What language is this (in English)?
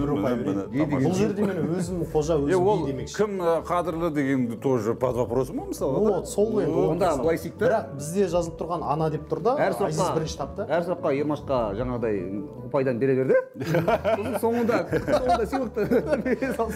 Turkish